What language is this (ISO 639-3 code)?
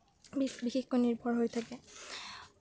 asm